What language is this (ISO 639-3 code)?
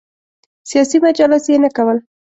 pus